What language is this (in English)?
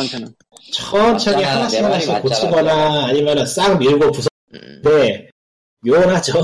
Korean